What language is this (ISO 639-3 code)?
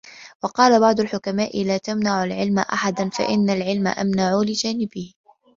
ara